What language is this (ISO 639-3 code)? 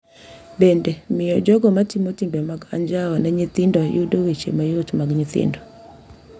luo